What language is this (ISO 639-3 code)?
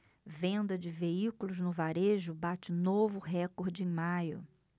por